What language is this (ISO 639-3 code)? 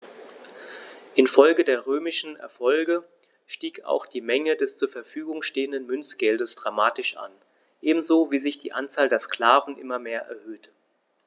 deu